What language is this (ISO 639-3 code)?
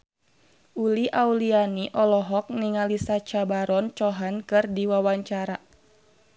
sun